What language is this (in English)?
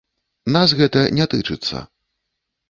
Belarusian